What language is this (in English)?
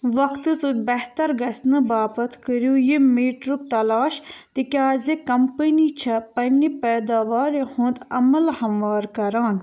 Kashmiri